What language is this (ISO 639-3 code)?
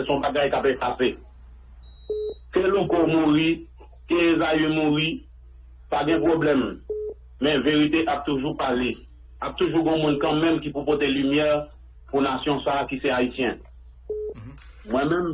fra